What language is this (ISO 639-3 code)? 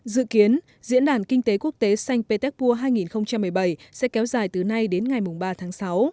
vie